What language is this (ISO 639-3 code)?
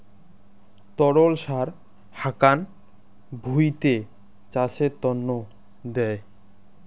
ben